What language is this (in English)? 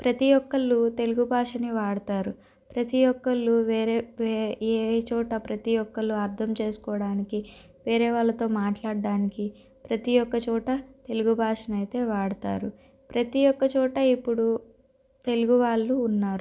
Telugu